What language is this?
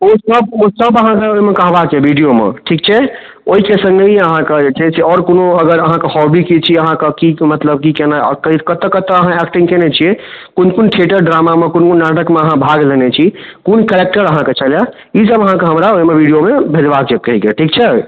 Maithili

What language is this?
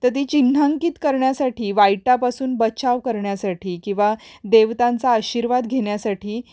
Marathi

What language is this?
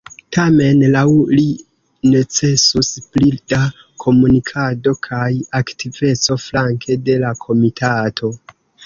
Esperanto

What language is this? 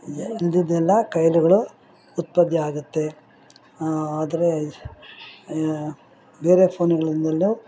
Kannada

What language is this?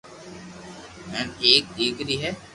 Loarki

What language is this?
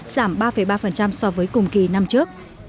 Vietnamese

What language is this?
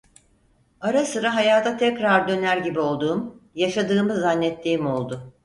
Turkish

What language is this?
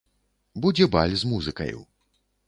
Belarusian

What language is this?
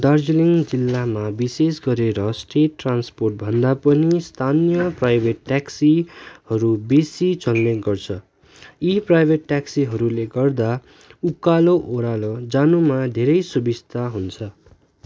Nepali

